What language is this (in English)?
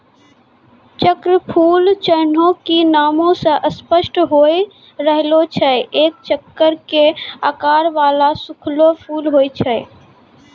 Maithili